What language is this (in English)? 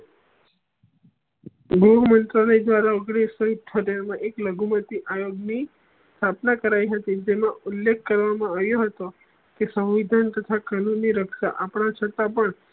Gujarati